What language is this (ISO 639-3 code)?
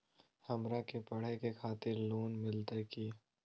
mag